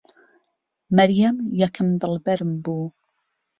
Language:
Central Kurdish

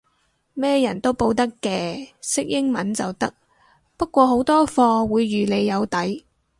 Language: Cantonese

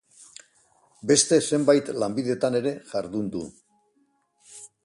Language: Basque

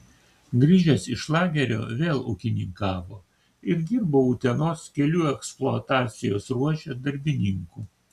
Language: Lithuanian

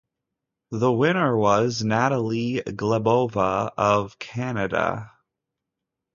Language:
English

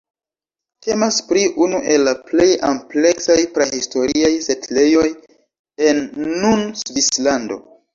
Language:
Esperanto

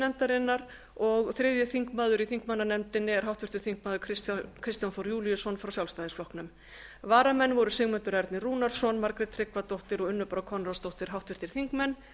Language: Icelandic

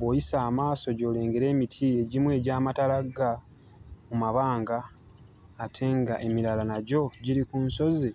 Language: Ganda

